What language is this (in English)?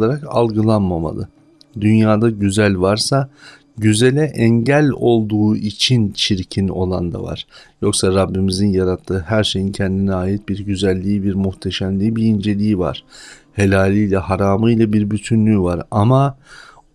Turkish